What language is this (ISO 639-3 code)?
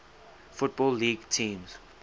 eng